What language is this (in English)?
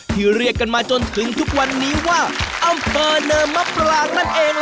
Thai